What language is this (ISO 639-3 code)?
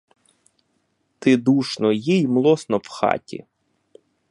ukr